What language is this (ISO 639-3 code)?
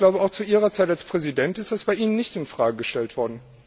deu